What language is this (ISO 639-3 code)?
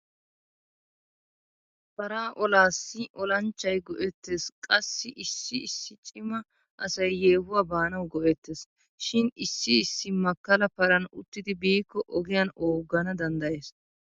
wal